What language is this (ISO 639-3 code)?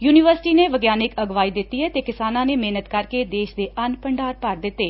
pan